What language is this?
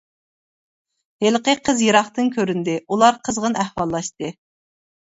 Uyghur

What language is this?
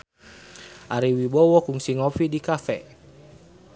Sundanese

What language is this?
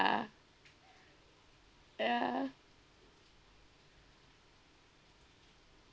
English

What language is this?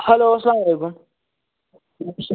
Kashmiri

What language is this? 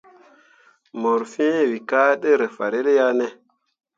Mundang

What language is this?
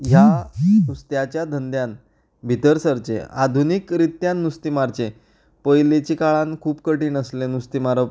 Konkani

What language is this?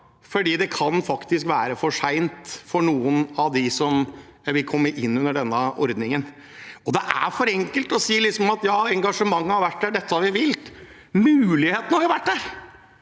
Norwegian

